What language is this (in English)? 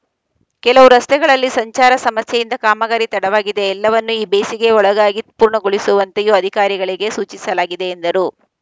Kannada